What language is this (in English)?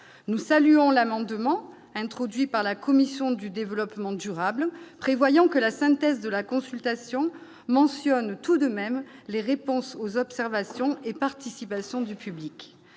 French